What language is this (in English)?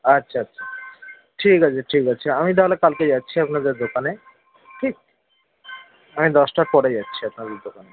Bangla